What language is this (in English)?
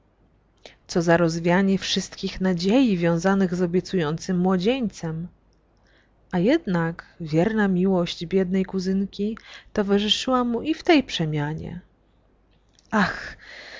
Polish